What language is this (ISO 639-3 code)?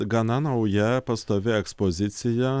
lit